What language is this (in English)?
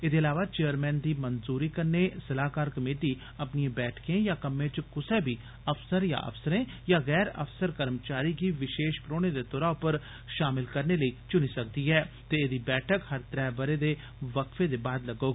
Dogri